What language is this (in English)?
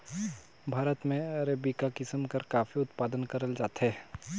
Chhattisgarhi